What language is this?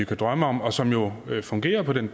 Danish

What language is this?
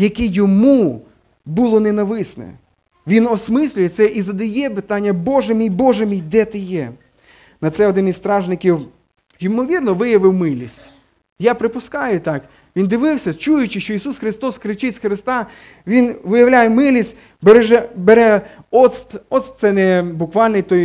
Ukrainian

